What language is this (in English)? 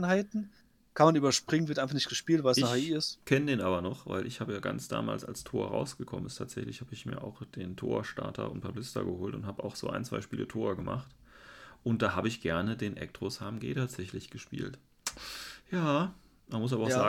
German